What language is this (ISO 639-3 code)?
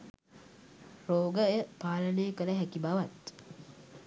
sin